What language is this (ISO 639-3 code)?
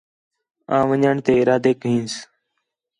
xhe